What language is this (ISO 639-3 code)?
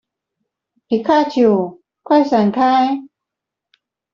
zho